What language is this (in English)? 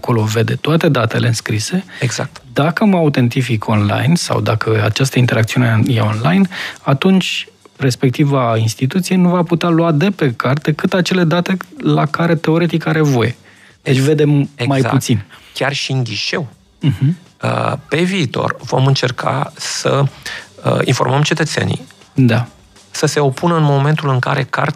Romanian